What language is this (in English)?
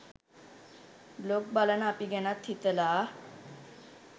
Sinhala